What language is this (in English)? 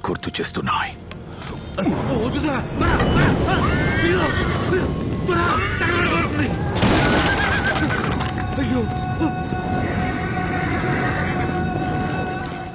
Telugu